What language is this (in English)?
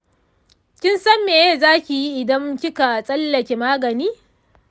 Hausa